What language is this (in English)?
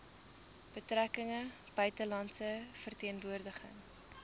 Afrikaans